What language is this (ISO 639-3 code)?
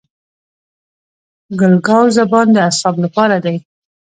pus